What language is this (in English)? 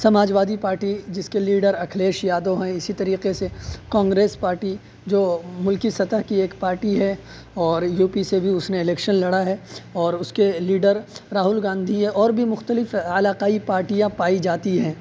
Urdu